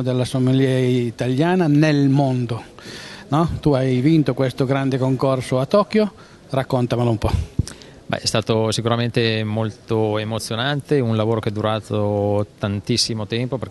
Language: Italian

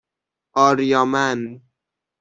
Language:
Persian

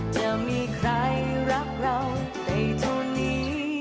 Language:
Thai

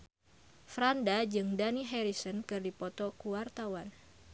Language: Sundanese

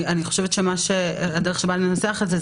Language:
Hebrew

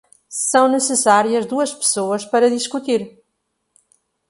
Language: Portuguese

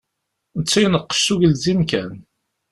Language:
Kabyle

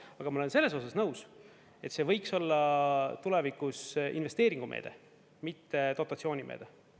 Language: Estonian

